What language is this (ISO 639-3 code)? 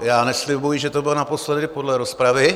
ces